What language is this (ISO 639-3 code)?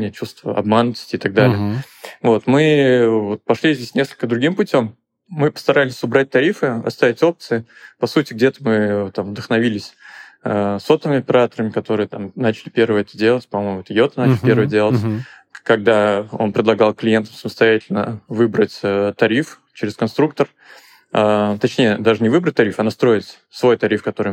rus